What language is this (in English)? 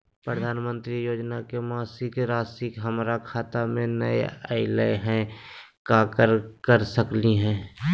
Magahi